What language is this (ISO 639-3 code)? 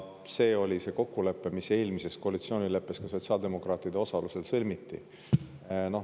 est